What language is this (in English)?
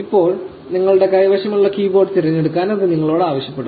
Malayalam